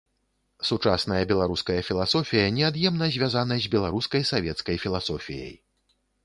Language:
Belarusian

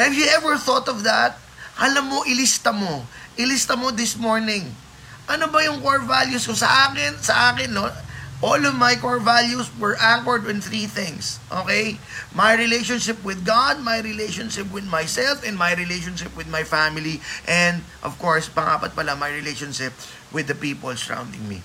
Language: Filipino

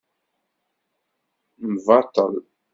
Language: Kabyle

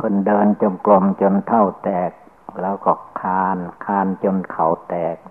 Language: Thai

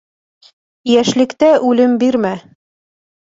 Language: Bashkir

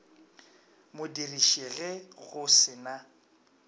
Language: Northern Sotho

